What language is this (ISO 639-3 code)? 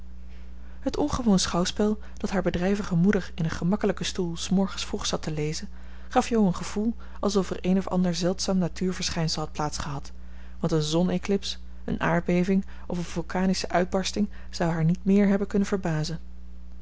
nld